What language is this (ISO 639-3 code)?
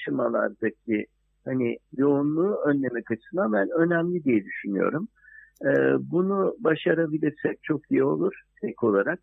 tur